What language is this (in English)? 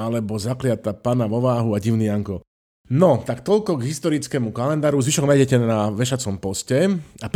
Slovak